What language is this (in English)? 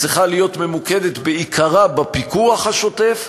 Hebrew